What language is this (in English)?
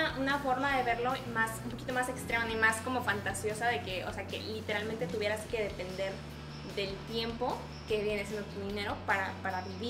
Spanish